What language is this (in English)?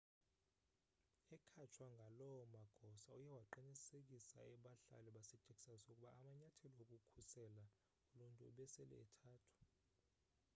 Xhosa